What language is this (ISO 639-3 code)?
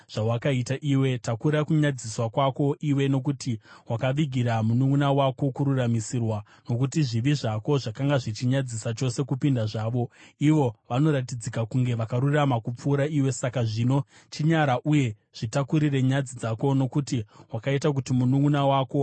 sna